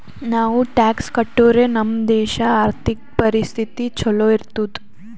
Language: Kannada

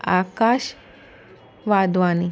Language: Sindhi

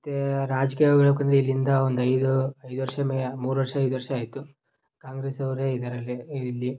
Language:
Kannada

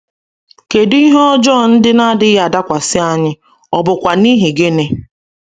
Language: Igbo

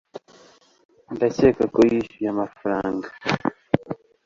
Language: Kinyarwanda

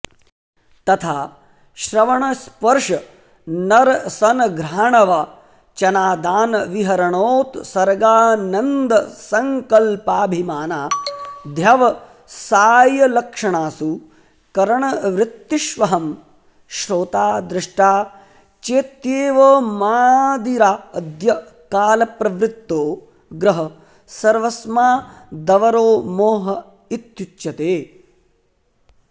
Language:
Sanskrit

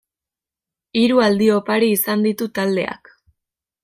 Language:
Basque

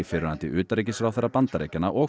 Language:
Icelandic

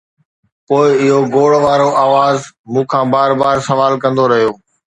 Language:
Sindhi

